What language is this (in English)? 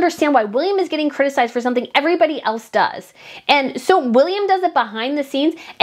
English